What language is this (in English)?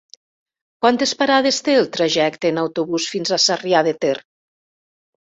Catalan